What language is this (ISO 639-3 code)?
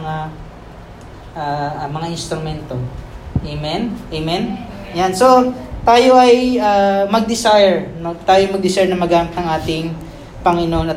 fil